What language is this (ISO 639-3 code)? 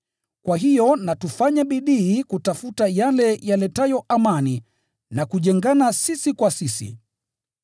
swa